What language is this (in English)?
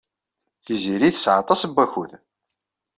Kabyle